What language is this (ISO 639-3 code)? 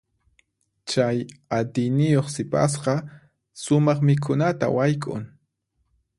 qxp